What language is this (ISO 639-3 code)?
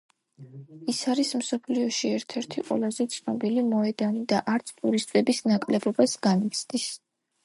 kat